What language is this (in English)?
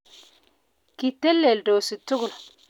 Kalenjin